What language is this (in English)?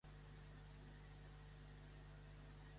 Catalan